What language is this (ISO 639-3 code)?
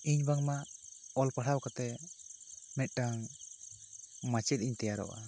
sat